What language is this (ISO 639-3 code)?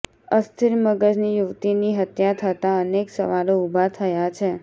guj